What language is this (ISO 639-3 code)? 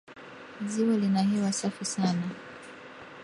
swa